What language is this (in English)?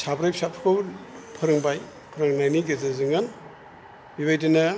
Bodo